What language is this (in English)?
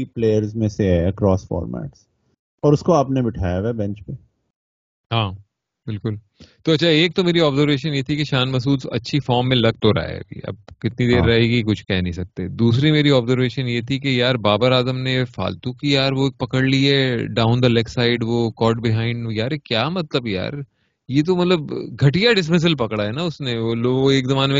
Urdu